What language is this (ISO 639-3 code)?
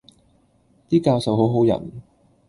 yue